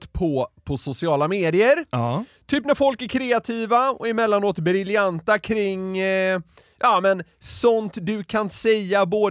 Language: Swedish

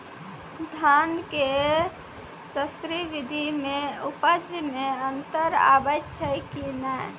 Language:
Maithili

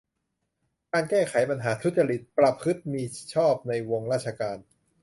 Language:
Thai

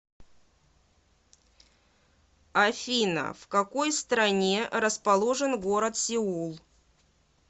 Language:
Russian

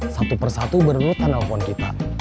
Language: Indonesian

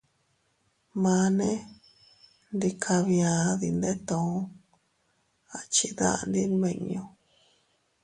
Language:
Teutila Cuicatec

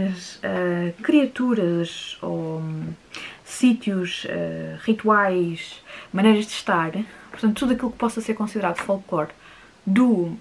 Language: Portuguese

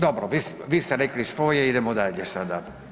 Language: Croatian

